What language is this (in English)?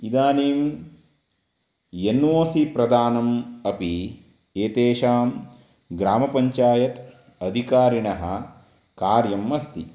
Sanskrit